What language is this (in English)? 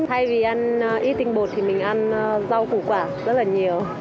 Vietnamese